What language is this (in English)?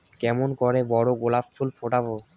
Bangla